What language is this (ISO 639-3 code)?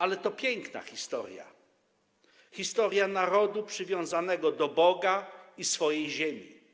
pol